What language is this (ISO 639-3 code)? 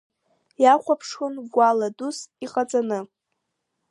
abk